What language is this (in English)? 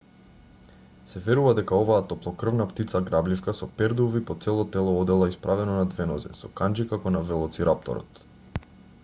Macedonian